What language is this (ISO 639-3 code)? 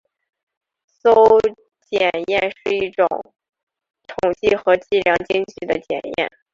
zho